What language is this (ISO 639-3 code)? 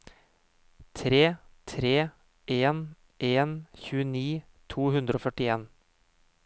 nor